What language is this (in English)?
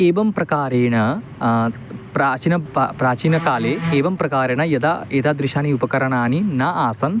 Sanskrit